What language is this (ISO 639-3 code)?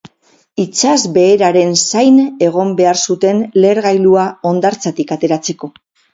eus